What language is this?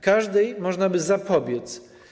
Polish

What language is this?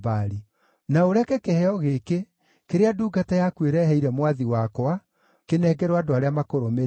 Kikuyu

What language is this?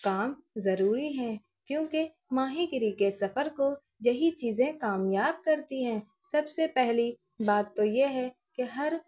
Urdu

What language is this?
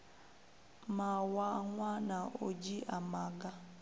Venda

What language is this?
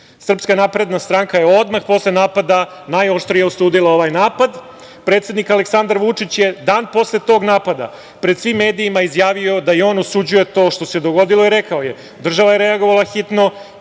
Serbian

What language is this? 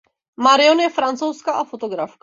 Czech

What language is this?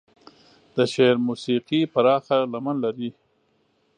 Pashto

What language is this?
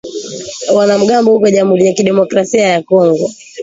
Swahili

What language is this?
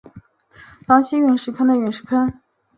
Chinese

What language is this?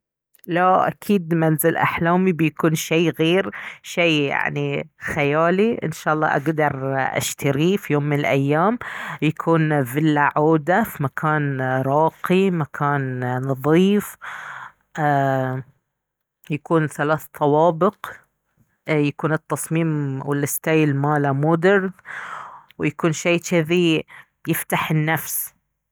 Baharna Arabic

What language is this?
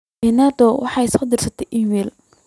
Somali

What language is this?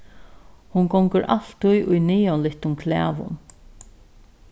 Faroese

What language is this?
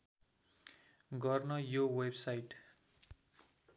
Nepali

